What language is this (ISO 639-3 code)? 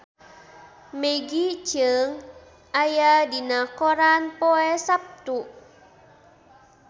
sun